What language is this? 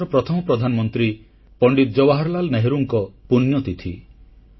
Odia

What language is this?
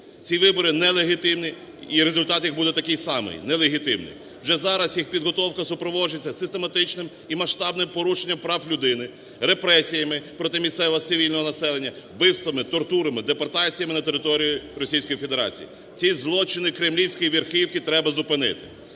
Ukrainian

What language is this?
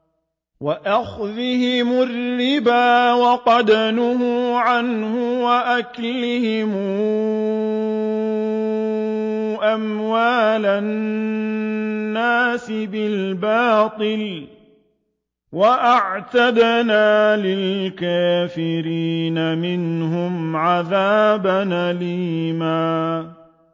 Arabic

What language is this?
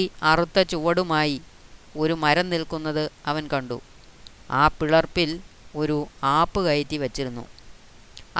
Malayalam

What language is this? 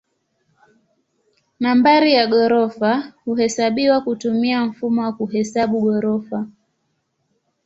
Swahili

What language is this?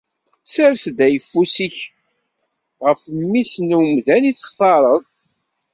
Kabyle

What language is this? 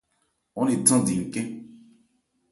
Ebrié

